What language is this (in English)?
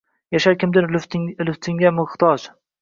Uzbek